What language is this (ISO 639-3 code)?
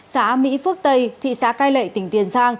vie